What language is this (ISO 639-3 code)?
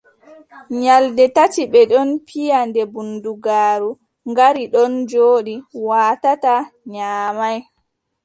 fub